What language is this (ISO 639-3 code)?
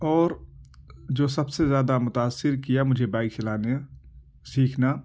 urd